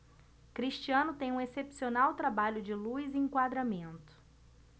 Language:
Portuguese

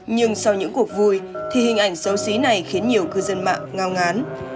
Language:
Vietnamese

